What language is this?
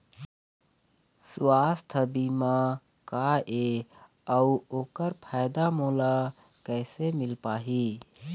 Chhattisgarhi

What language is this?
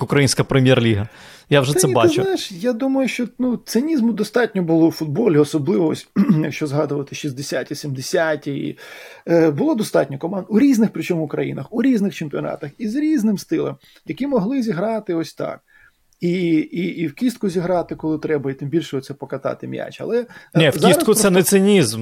Ukrainian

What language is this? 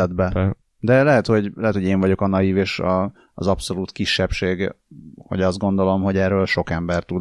Hungarian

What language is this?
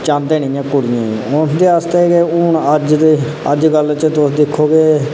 Dogri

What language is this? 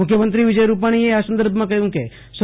Gujarati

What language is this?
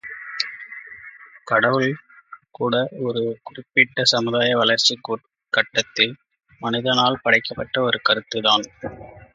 Tamil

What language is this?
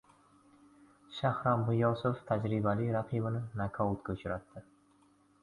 Uzbek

